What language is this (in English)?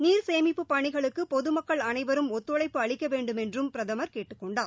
Tamil